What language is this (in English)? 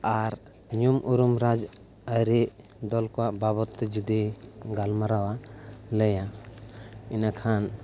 Santali